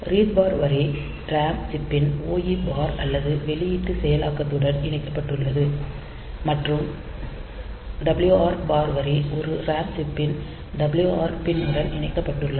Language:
Tamil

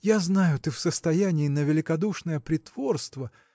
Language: Russian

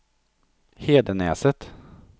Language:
Swedish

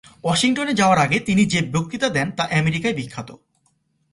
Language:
Bangla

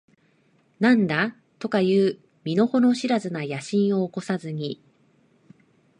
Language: Japanese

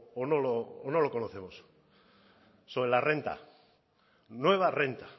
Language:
Spanish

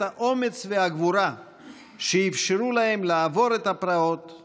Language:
Hebrew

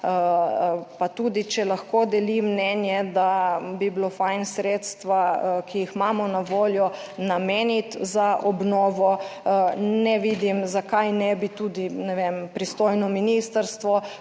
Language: Slovenian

